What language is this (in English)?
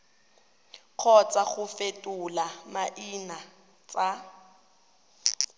Tswana